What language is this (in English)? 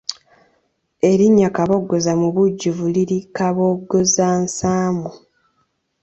Ganda